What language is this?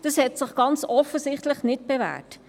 Swiss German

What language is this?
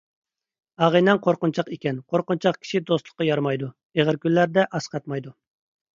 Uyghur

